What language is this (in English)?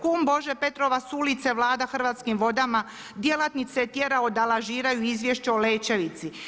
Croatian